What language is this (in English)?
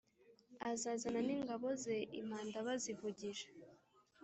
Kinyarwanda